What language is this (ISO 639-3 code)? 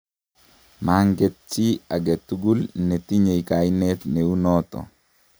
kln